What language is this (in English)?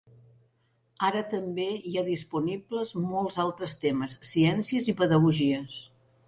Catalan